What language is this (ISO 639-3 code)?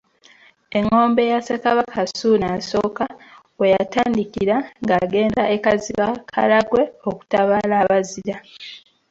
lug